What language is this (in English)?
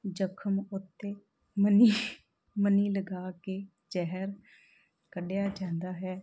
Punjabi